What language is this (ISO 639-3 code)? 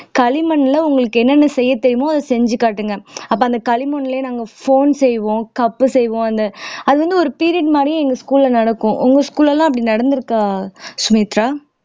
tam